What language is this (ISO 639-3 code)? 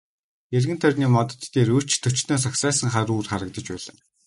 mon